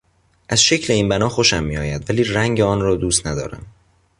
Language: Persian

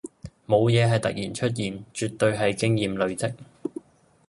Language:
Cantonese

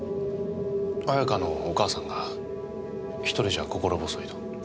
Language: Japanese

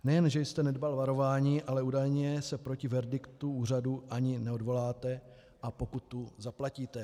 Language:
Czech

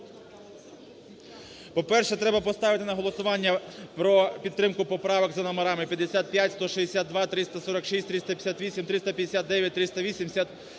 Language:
Ukrainian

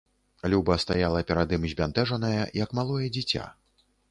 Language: Belarusian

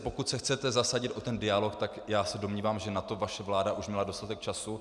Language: Czech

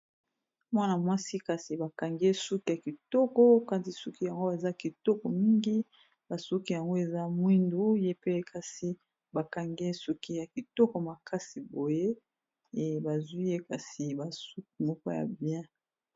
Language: Lingala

